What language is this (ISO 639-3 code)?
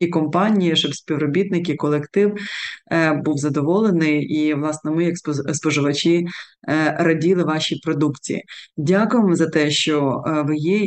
ukr